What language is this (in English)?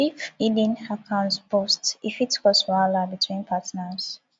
Nigerian Pidgin